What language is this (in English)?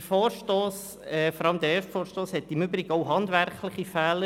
Swiss German